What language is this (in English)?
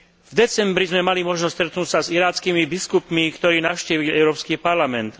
Slovak